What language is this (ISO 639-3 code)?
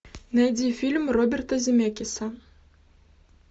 rus